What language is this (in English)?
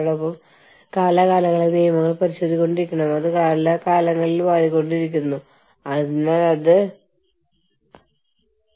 Malayalam